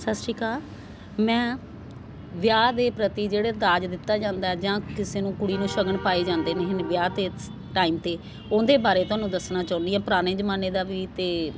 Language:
Punjabi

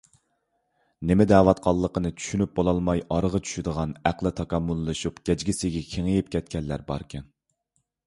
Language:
Uyghur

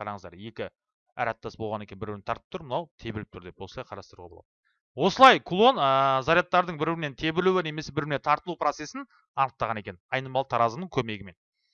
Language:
Turkish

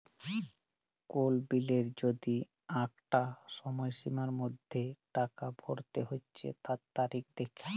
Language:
Bangla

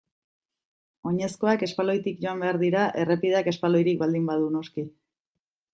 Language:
Basque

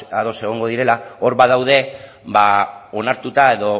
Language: Basque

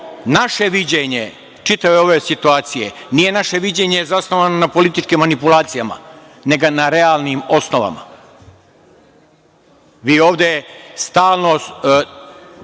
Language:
Serbian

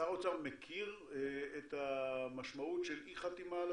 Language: Hebrew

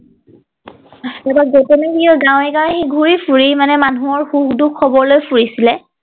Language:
Assamese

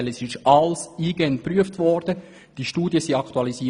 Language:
Swiss German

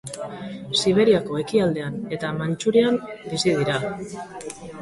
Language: Basque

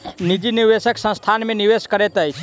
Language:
Maithili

